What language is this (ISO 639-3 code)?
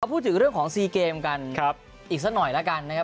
tha